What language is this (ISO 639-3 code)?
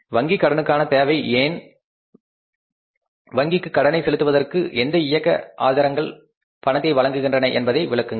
tam